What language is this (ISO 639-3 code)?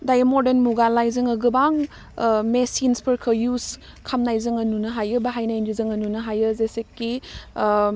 brx